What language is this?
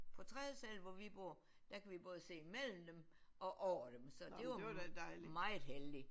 Danish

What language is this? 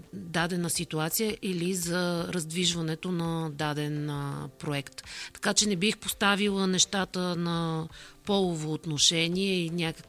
Bulgarian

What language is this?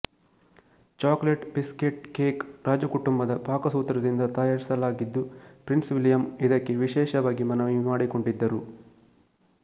Kannada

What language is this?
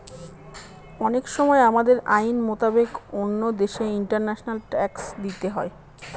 Bangla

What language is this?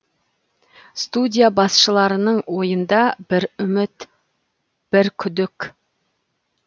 Kazakh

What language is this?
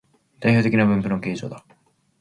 Japanese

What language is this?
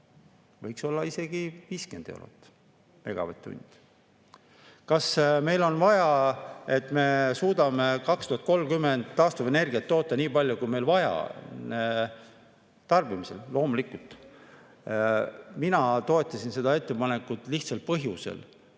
Estonian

